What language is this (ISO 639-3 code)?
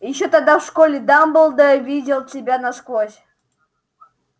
rus